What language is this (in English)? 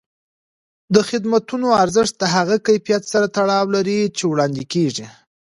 Pashto